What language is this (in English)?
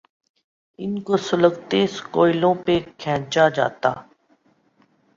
Urdu